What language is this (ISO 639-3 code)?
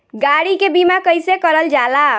bho